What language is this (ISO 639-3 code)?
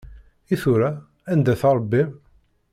kab